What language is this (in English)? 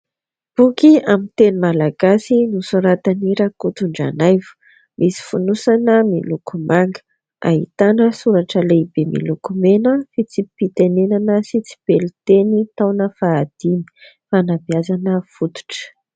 Malagasy